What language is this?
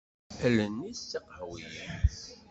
Kabyle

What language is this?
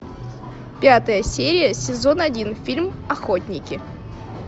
Russian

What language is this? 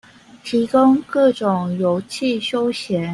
Chinese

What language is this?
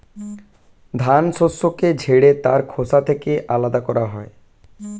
Bangla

